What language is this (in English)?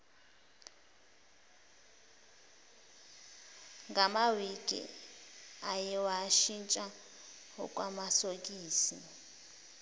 Zulu